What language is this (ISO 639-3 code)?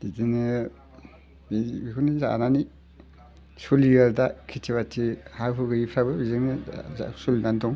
brx